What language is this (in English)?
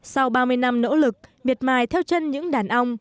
Vietnamese